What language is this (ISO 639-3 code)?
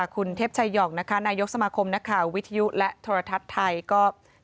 tha